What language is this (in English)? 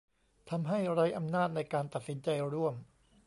Thai